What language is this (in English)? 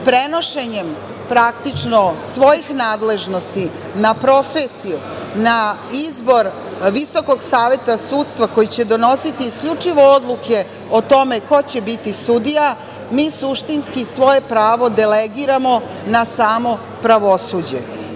Serbian